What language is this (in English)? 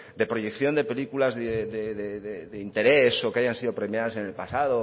Spanish